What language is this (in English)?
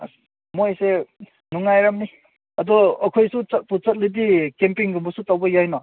Manipuri